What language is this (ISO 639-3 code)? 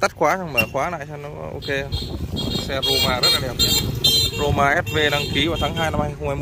vie